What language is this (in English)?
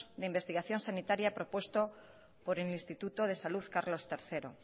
Spanish